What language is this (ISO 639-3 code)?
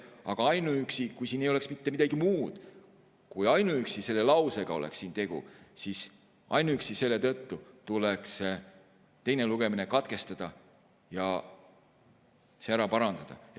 est